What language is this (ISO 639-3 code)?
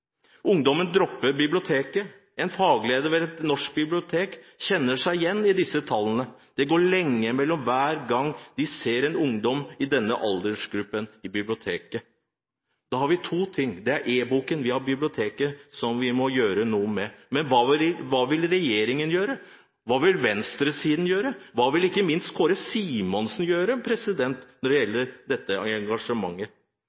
nob